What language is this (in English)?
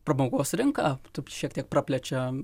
Lithuanian